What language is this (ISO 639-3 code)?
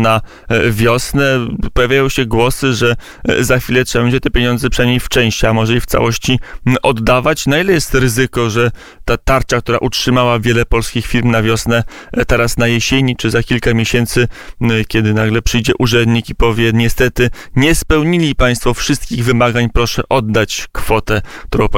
pol